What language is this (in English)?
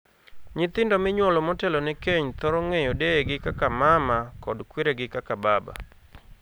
Luo (Kenya and Tanzania)